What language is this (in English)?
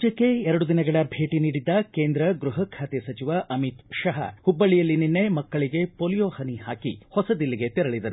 Kannada